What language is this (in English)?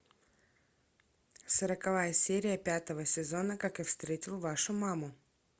Russian